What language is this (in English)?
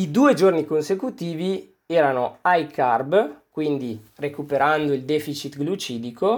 Italian